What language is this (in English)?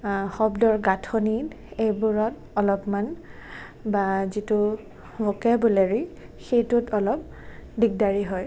Assamese